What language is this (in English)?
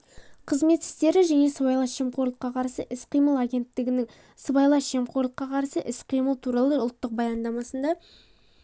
Kazakh